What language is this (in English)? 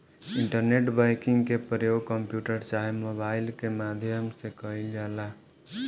Bhojpuri